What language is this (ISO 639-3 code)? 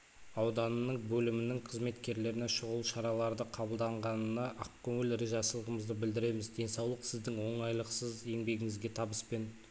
kaz